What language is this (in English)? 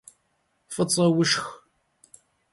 Kabardian